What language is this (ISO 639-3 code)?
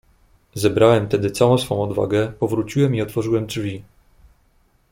pol